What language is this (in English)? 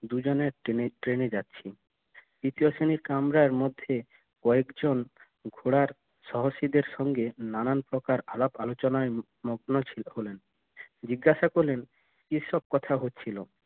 Bangla